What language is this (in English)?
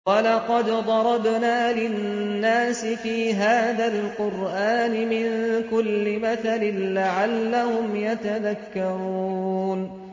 Arabic